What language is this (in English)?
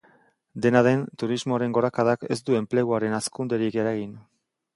Basque